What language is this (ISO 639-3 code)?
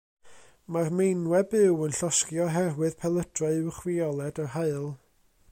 cym